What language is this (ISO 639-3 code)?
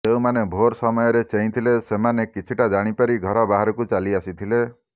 ori